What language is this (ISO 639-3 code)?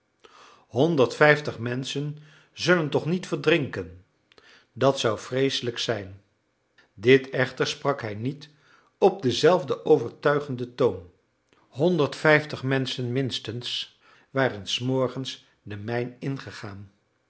nld